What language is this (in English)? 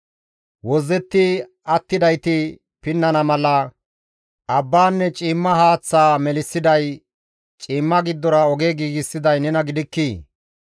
Gamo